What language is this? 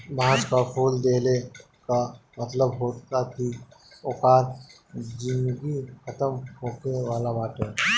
Bhojpuri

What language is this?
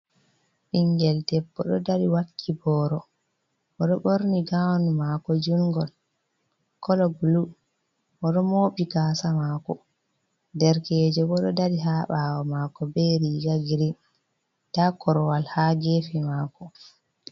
Fula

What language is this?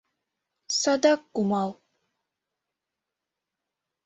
Mari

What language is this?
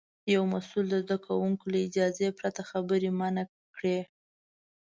Pashto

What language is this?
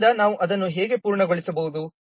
Kannada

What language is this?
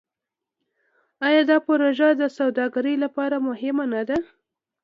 Pashto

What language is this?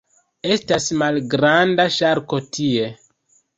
Esperanto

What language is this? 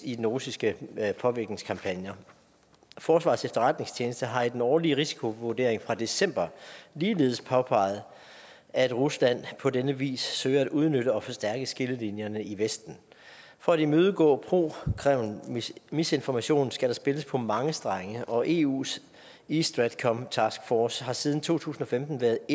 Danish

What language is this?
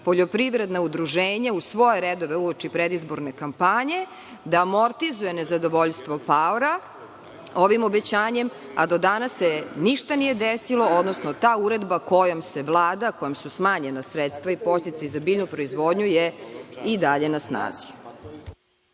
Serbian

